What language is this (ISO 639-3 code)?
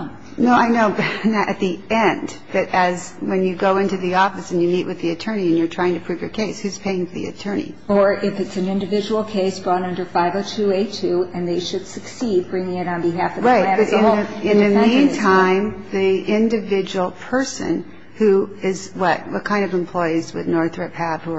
eng